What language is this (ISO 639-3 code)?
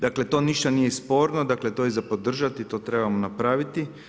hrv